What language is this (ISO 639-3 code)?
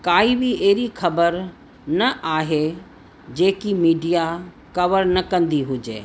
snd